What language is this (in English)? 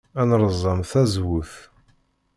Kabyle